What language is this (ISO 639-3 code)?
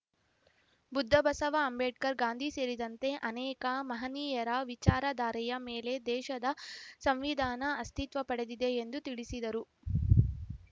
kan